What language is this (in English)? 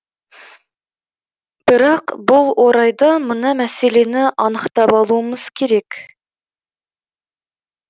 Kazakh